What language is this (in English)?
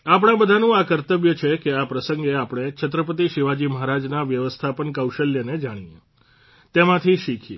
Gujarati